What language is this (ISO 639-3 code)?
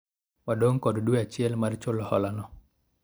luo